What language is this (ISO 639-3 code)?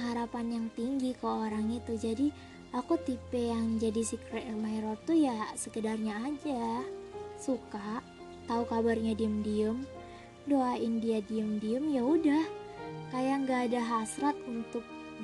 ind